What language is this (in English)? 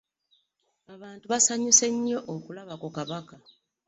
Ganda